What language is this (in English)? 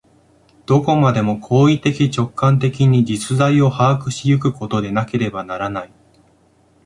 Japanese